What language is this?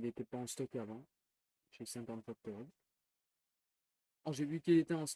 French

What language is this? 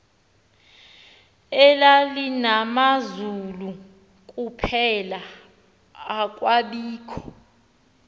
Xhosa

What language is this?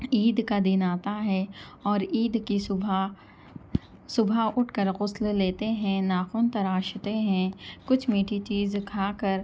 Urdu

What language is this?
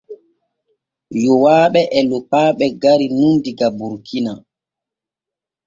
Borgu Fulfulde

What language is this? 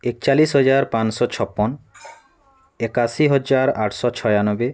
Odia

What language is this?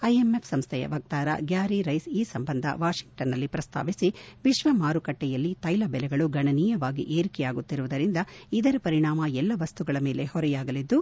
Kannada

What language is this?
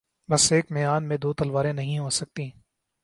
Urdu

